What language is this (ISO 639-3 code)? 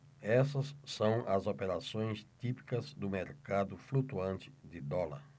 por